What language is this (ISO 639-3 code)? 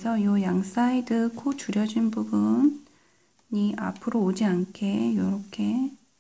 kor